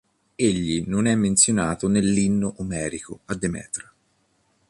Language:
Italian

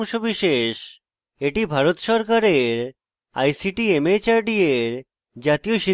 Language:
Bangla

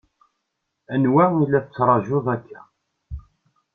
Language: Kabyle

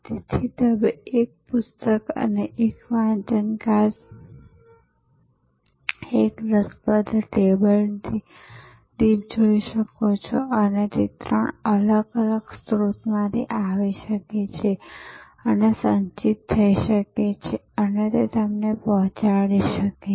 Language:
Gujarati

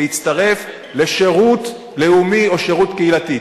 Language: Hebrew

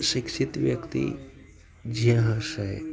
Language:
Gujarati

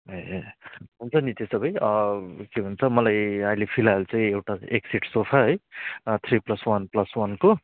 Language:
Nepali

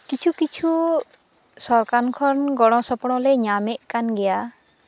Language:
Santali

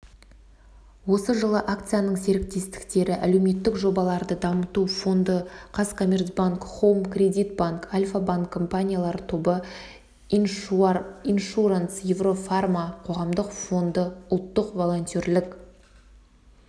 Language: Kazakh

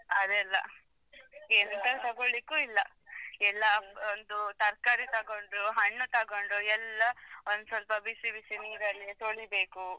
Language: Kannada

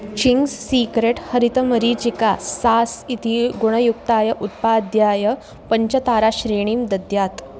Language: Sanskrit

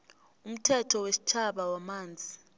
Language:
South Ndebele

